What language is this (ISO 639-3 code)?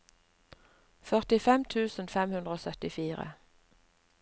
nor